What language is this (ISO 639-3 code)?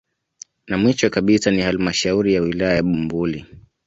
swa